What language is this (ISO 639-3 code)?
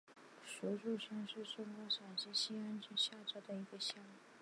zho